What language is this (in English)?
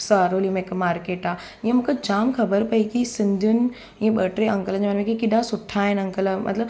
Sindhi